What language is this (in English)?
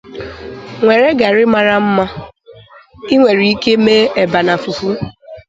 Igbo